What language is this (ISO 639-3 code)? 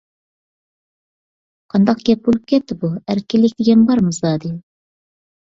uig